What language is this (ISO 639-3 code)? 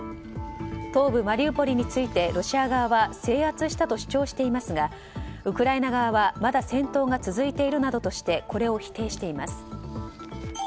jpn